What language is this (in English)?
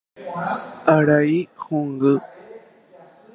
Guarani